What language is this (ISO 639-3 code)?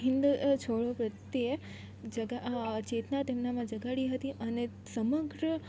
guj